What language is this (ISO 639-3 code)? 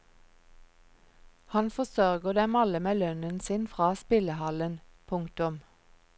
nor